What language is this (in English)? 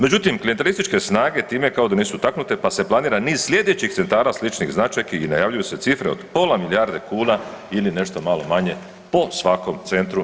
Croatian